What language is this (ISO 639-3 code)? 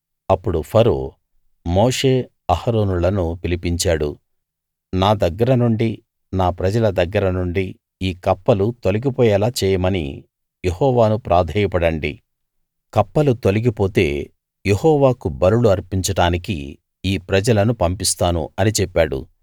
tel